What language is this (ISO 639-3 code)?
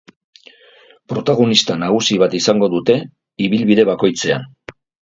eus